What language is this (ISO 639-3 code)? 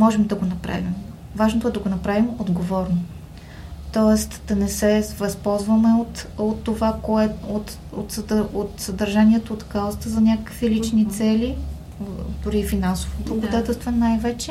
bul